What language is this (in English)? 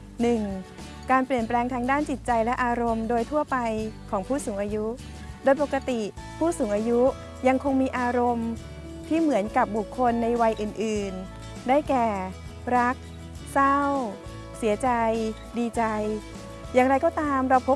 Thai